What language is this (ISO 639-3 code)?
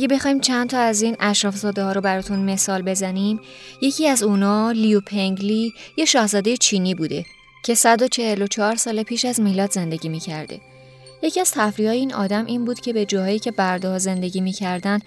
fas